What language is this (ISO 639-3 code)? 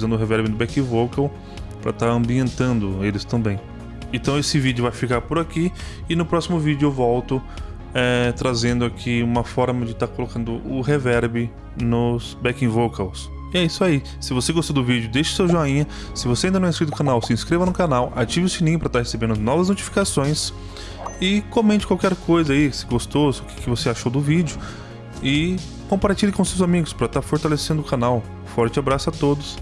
por